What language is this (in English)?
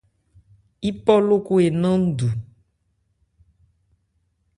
Ebrié